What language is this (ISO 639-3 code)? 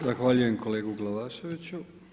hrv